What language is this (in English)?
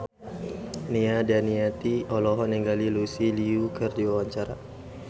Sundanese